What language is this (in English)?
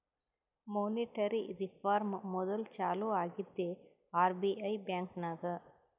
Kannada